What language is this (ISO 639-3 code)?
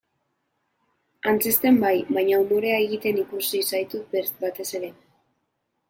eus